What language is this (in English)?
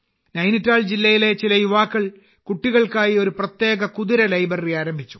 Malayalam